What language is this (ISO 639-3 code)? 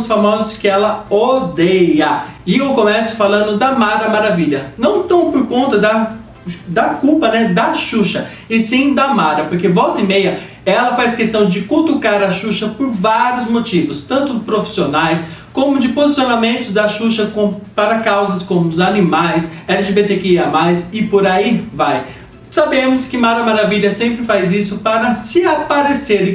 por